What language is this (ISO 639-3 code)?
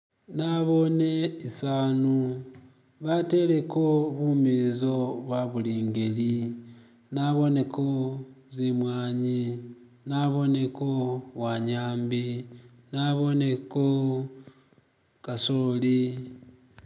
myx